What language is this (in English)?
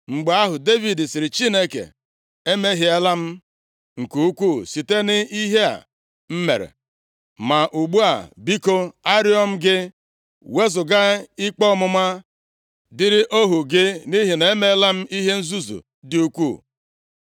Igbo